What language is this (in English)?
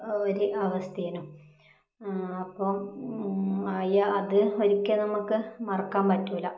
Malayalam